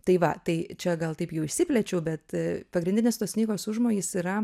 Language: Lithuanian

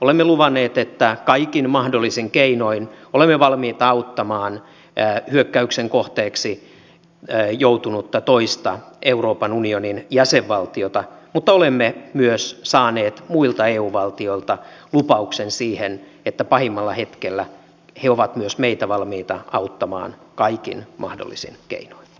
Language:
Finnish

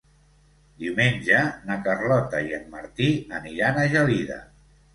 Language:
Catalan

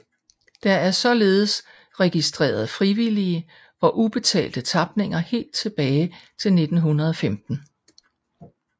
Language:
Danish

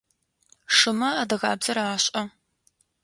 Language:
Adyghe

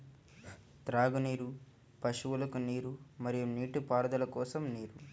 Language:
Telugu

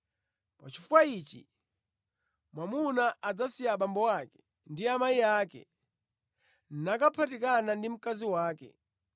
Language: Nyanja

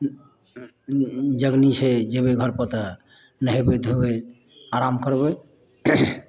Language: Maithili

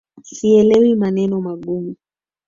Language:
Swahili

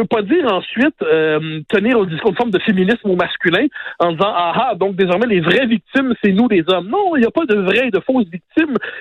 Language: French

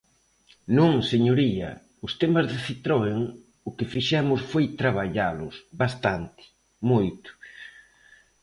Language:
Galician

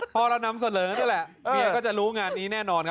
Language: Thai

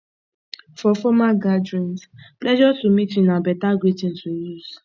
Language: Nigerian Pidgin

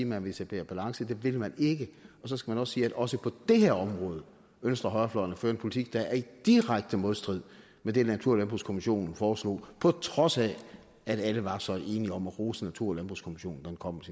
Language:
Danish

